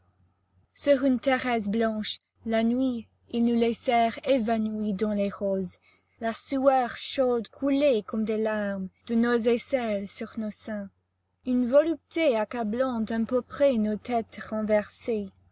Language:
French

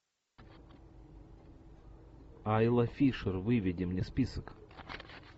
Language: Russian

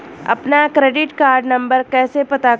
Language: Hindi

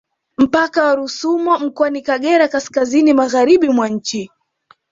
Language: Swahili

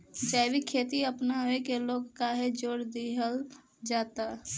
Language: Bhojpuri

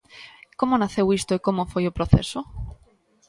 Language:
Galician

